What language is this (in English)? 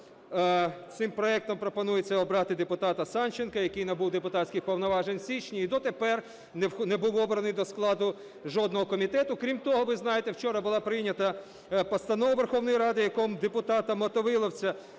Ukrainian